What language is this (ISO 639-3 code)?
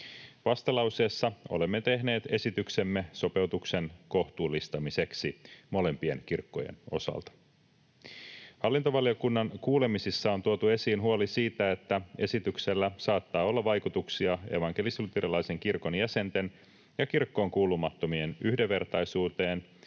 fin